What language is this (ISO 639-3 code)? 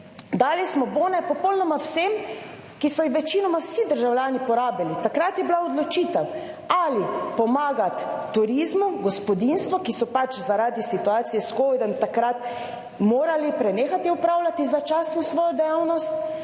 slv